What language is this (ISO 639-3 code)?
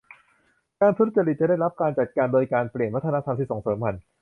tha